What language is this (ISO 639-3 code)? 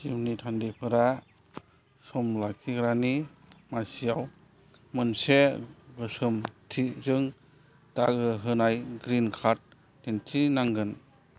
brx